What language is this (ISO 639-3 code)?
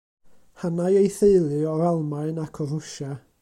cym